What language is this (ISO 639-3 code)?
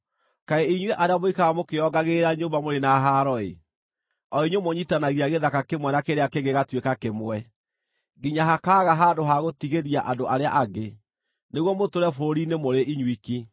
kik